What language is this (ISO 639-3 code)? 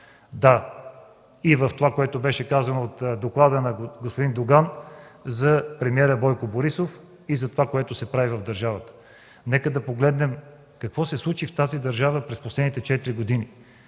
bul